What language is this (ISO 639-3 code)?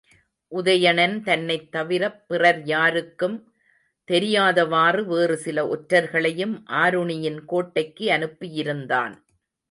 tam